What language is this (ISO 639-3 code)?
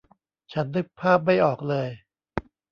tha